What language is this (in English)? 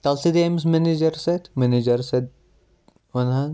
Kashmiri